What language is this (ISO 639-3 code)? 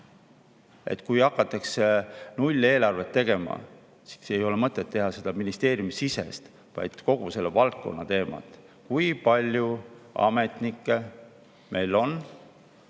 est